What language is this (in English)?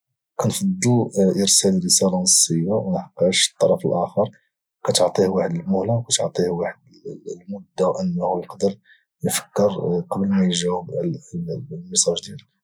Moroccan Arabic